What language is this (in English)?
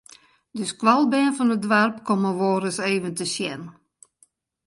Western Frisian